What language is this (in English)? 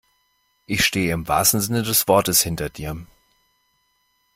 German